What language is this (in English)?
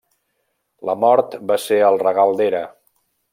Catalan